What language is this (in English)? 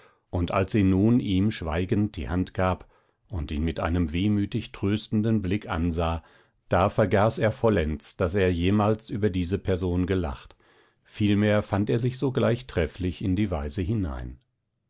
German